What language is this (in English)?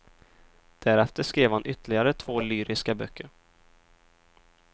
Swedish